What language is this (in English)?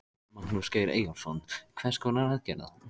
Icelandic